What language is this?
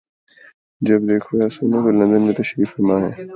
Urdu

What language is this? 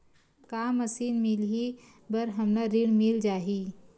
Chhattisgarhi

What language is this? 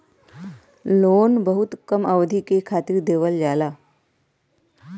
Bhojpuri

